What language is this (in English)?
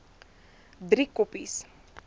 Afrikaans